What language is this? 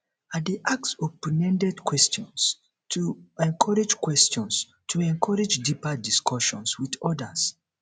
Nigerian Pidgin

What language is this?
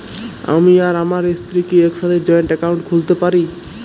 Bangla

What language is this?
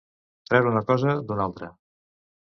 Catalan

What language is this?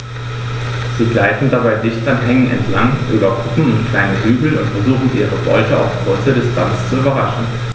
German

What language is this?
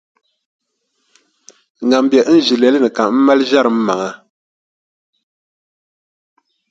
Dagbani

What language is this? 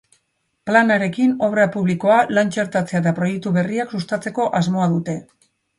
Basque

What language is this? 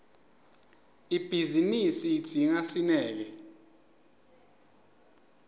Swati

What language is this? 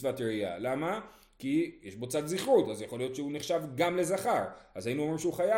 Hebrew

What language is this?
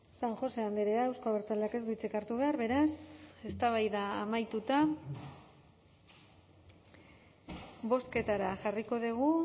Basque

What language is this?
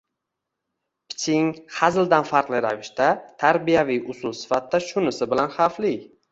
Uzbek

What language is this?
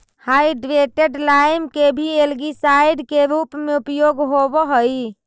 Magahi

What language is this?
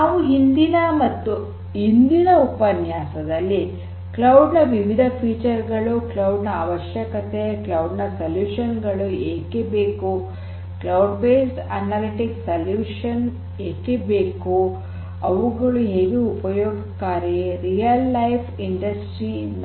Kannada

